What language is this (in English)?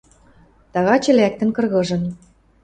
Western Mari